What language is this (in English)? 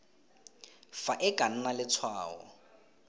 Tswana